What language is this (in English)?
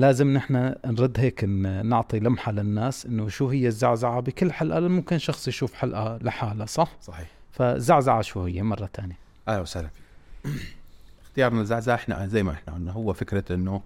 Arabic